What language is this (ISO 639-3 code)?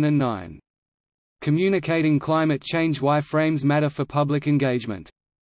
eng